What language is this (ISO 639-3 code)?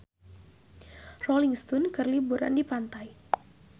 sun